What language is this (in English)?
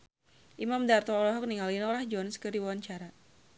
Sundanese